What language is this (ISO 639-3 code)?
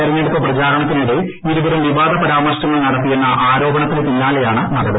mal